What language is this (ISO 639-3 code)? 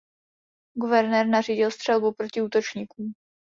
ces